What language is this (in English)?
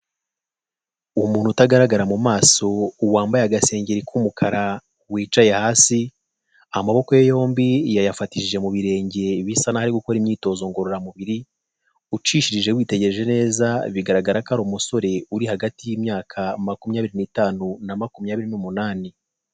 Kinyarwanda